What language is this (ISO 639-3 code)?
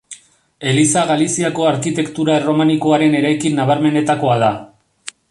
eus